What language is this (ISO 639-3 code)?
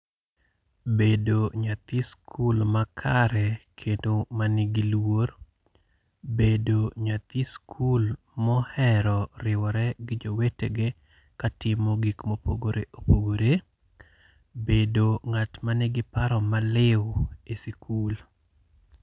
luo